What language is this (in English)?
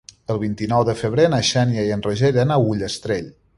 Catalan